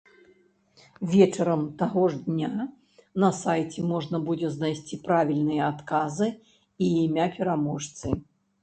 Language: Belarusian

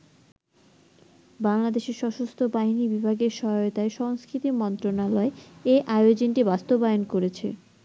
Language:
Bangla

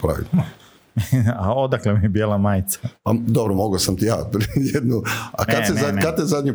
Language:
Croatian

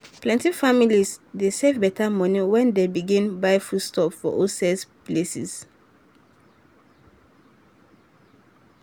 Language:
Nigerian Pidgin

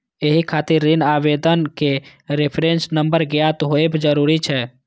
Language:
Maithili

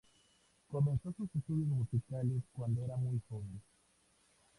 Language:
Spanish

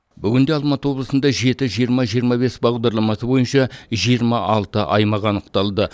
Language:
Kazakh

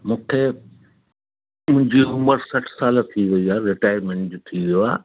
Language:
Sindhi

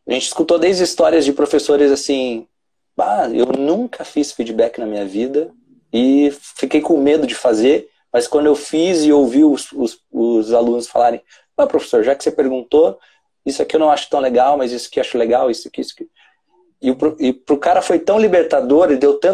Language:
Portuguese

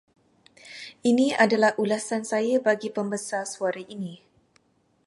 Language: Malay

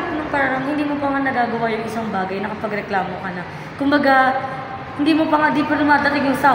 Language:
Filipino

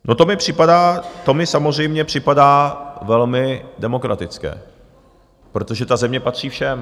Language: Czech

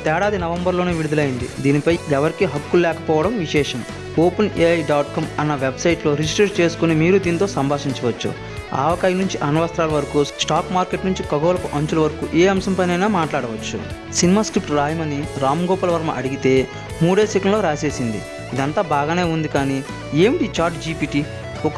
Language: Telugu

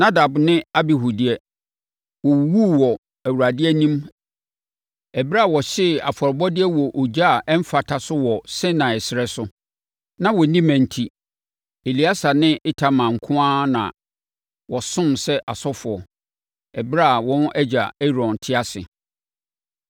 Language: Akan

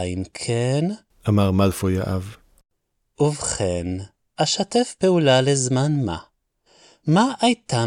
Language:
Hebrew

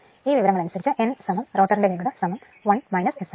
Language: Malayalam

